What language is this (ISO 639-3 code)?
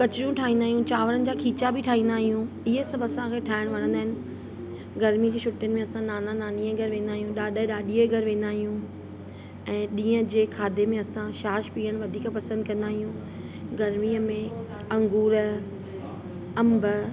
snd